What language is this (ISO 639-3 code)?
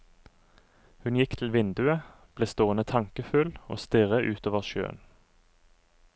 nor